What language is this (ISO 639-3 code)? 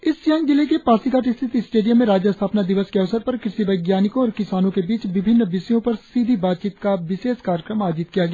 hin